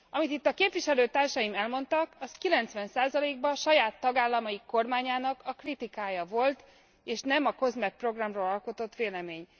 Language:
Hungarian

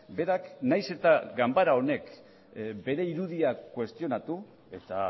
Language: Basque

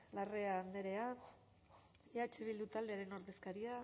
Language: Basque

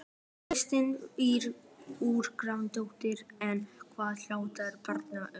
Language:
Icelandic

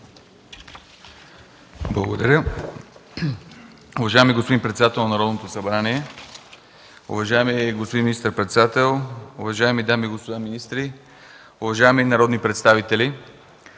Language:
Bulgarian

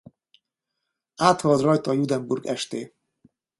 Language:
Hungarian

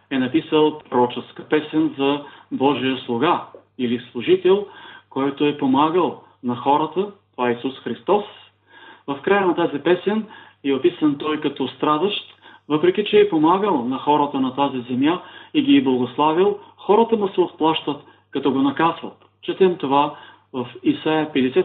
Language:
Bulgarian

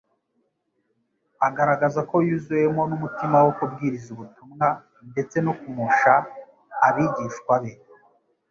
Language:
Kinyarwanda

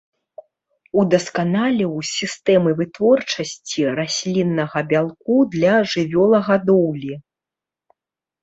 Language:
Belarusian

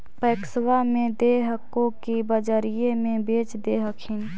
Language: Magahi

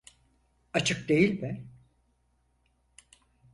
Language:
Turkish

